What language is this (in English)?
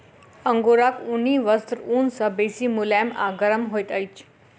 Maithili